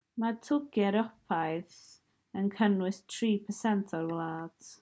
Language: Welsh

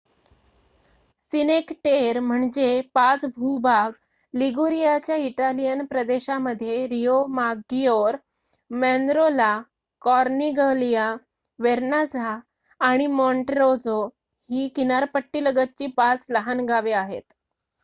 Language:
Marathi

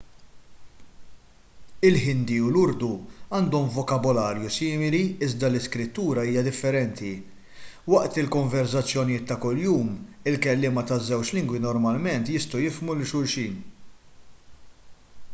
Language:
Maltese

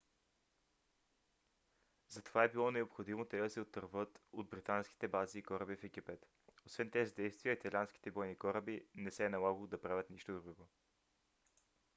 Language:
Bulgarian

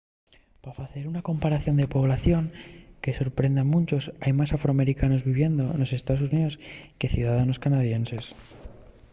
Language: Asturian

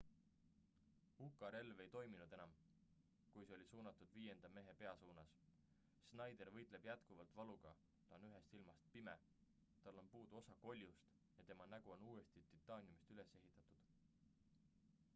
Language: Estonian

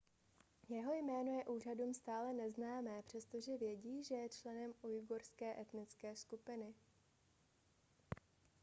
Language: Czech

